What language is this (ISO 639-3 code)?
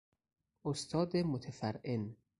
fas